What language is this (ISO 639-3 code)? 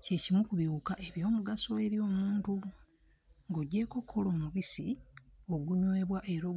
lug